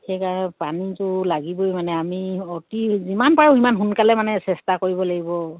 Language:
Assamese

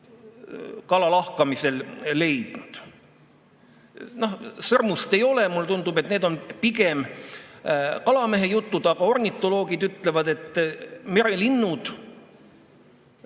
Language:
Estonian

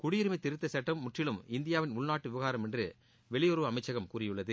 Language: Tamil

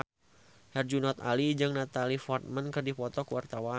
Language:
Sundanese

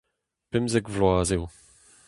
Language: Breton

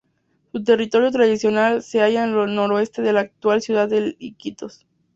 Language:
Spanish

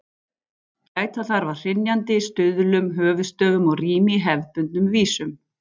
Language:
Icelandic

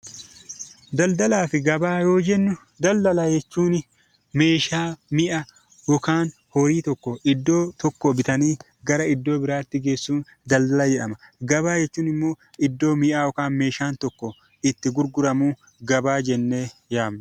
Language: Oromo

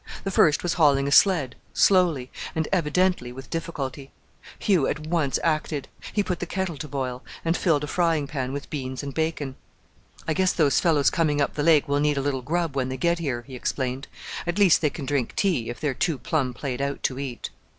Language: English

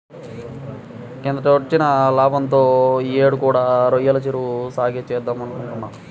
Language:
Telugu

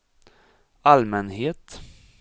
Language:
Swedish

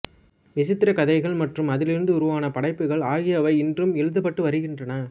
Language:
Tamil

